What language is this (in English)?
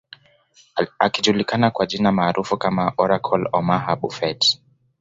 Swahili